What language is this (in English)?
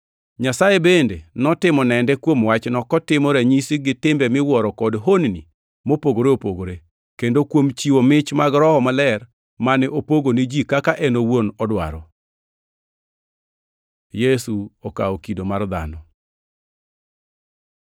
Luo (Kenya and Tanzania)